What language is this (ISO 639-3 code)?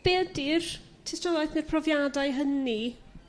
cym